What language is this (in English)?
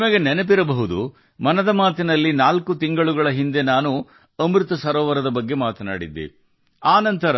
Kannada